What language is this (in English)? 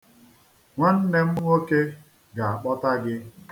Igbo